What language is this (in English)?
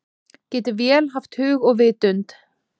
Icelandic